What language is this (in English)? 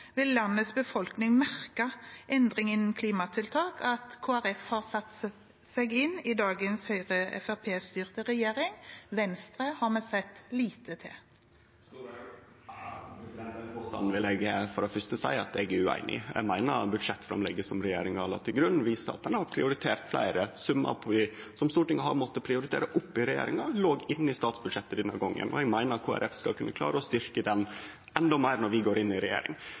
Norwegian